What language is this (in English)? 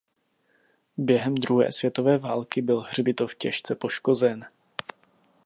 Czech